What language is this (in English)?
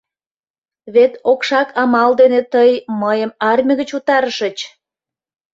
Mari